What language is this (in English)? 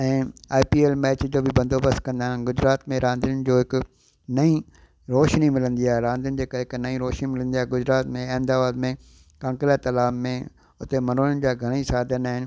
Sindhi